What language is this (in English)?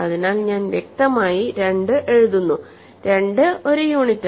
Malayalam